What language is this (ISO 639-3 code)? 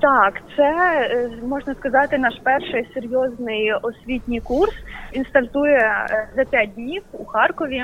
ukr